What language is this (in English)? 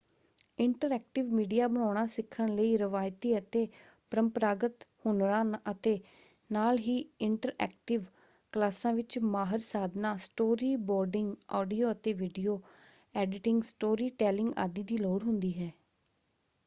Punjabi